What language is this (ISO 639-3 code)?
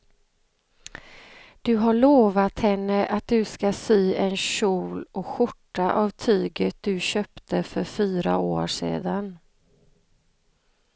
swe